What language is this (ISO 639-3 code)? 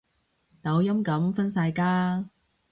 yue